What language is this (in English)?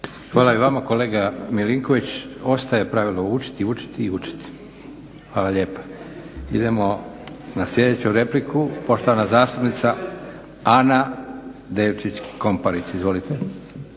Croatian